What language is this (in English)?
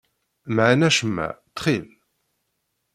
Kabyle